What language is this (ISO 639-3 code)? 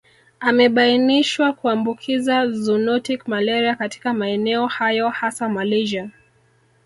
swa